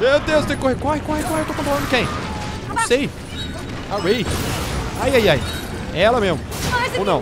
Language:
Portuguese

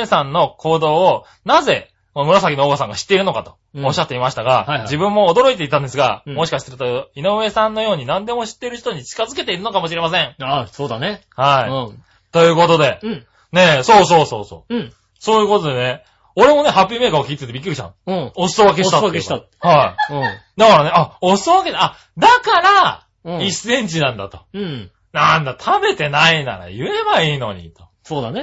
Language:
Japanese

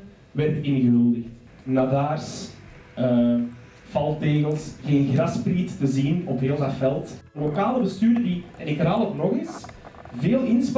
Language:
Dutch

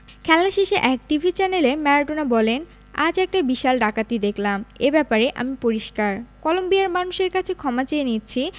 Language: Bangla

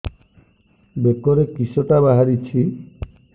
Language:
Odia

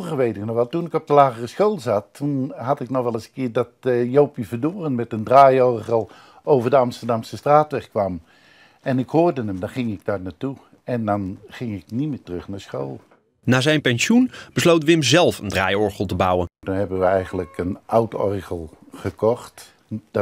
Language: Dutch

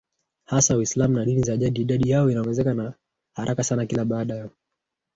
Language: Swahili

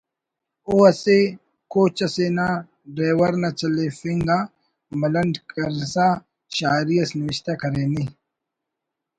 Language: Brahui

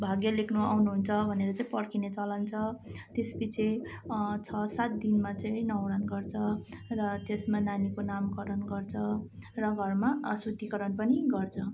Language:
Nepali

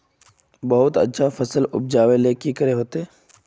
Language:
Magahi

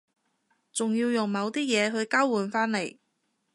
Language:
Cantonese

